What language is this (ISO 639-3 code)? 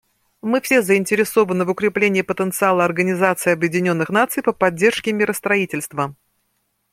rus